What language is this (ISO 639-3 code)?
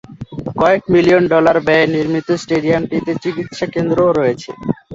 ben